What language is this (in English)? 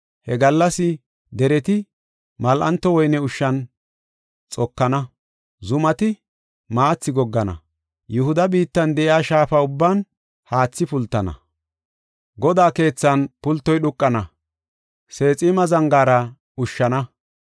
Gofa